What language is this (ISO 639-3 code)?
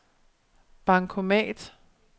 dan